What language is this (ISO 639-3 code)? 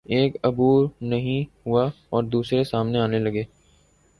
urd